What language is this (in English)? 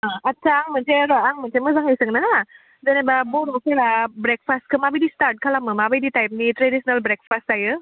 Bodo